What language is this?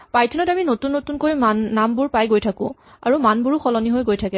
Assamese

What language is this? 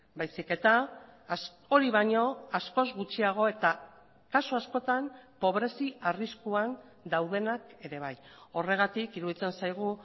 Basque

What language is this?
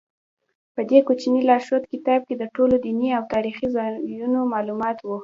Pashto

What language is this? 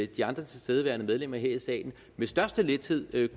Danish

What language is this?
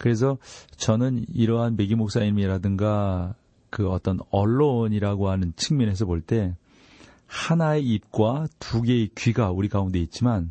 Korean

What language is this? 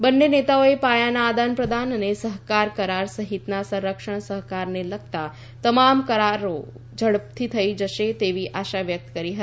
Gujarati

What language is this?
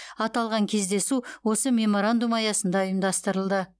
Kazakh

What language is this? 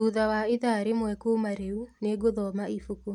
Kikuyu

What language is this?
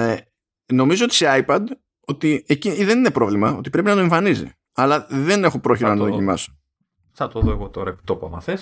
Greek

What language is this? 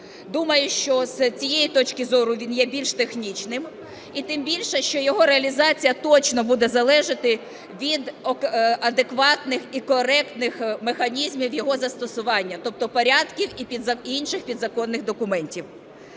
Ukrainian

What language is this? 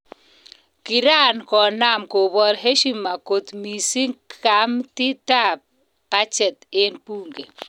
Kalenjin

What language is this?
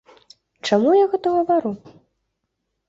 Belarusian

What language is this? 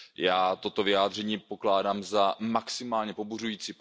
Czech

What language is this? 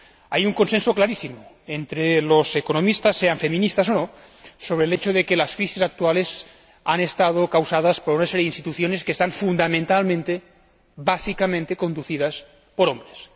Spanish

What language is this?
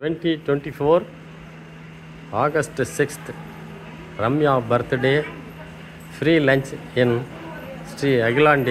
Arabic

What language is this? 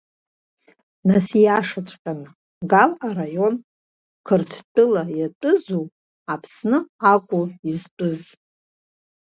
Abkhazian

